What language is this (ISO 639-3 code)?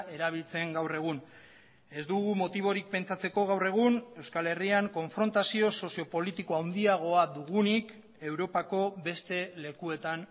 eus